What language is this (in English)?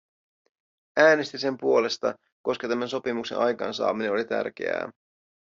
Finnish